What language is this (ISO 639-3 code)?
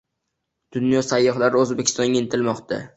uzb